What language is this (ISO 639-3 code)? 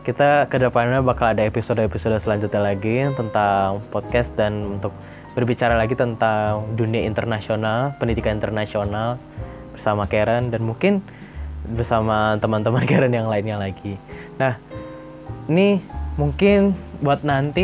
ind